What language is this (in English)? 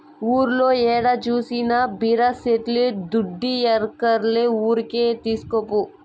Telugu